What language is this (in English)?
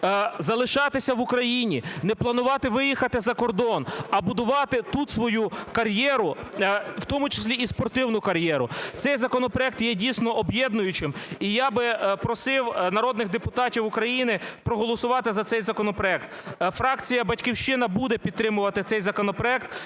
Ukrainian